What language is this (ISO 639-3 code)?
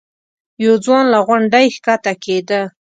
pus